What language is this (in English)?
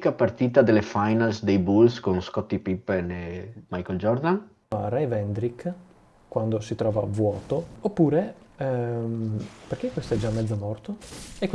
Italian